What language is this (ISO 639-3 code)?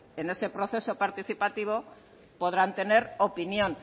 spa